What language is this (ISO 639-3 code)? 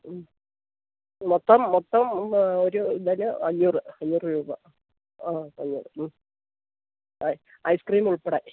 mal